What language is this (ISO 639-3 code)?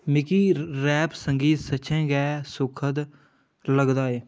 doi